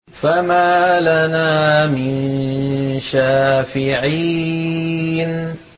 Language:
Arabic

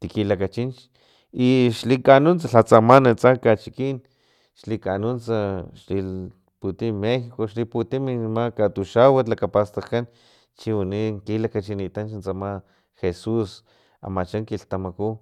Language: Filomena Mata-Coahuitlán Totonac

